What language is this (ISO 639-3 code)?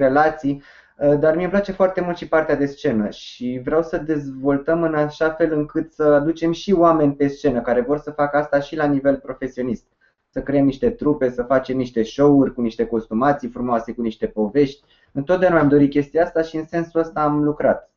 ron